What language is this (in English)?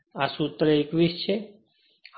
Gujarati